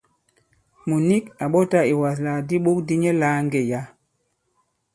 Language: Bankon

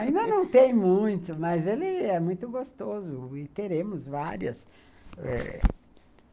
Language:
Portuguese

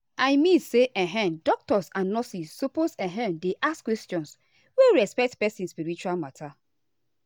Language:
Nigerian Pidgin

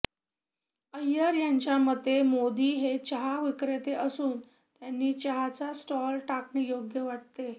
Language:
Marathi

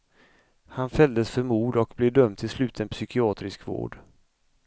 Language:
Swedish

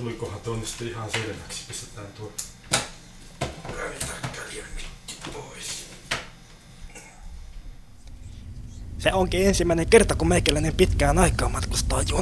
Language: Finnish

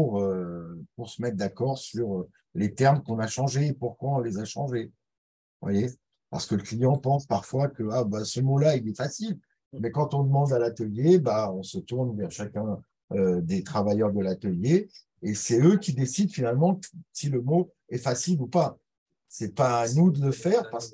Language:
French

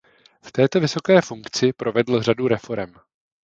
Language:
Czech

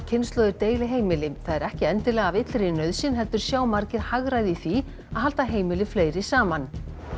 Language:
Icelandic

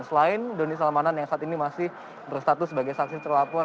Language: Indonesian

